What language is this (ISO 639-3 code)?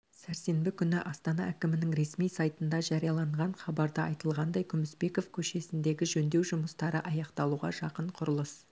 kaz